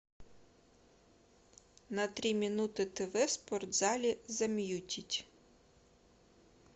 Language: Russian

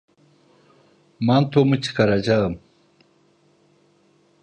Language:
Turkish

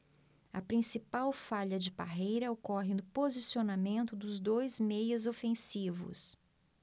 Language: Portuguese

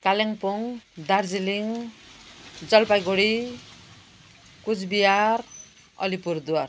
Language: Nepali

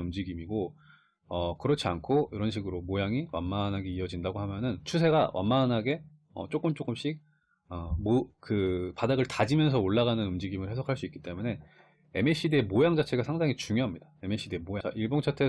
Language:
Korean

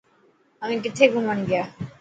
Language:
Dhatki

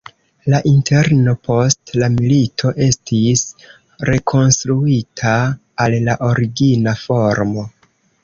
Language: Esperanto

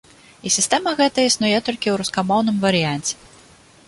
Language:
Belarusian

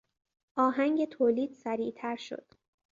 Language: Persian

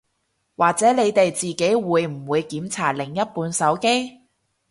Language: Cantonese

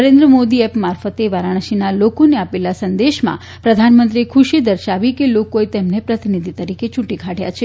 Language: Gujarati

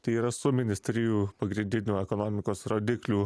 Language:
Lithuanian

